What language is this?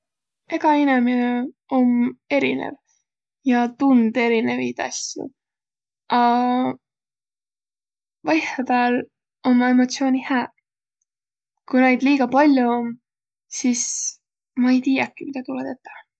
Võro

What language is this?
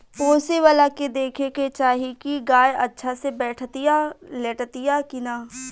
Bhojpuri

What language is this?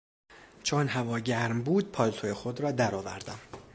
Persian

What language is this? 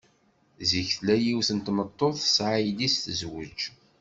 Kabyle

